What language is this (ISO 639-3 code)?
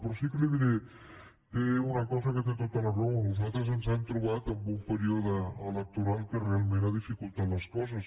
cat